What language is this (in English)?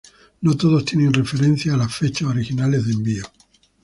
Spanish